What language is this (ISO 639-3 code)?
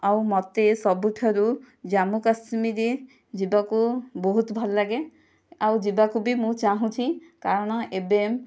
ori